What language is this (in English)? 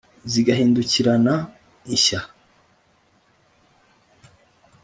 Kinyarwanda